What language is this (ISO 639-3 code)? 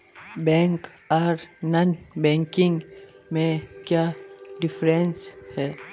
mag